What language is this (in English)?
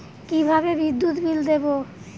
Bangla